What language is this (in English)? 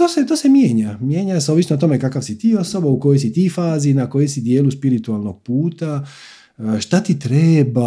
Croatian